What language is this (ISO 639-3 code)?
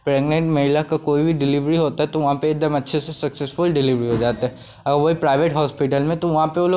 hin